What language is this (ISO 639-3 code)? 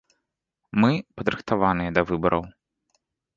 bel